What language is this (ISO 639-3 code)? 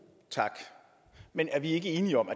dan